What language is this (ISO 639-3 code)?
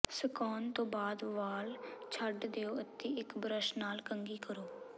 pan